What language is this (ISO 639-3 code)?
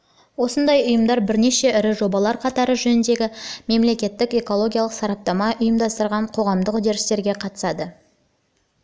kaz